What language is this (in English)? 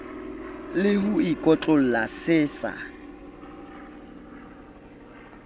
Southern Sotho